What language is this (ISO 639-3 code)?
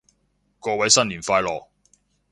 yue